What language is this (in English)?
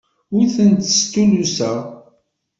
Kabyle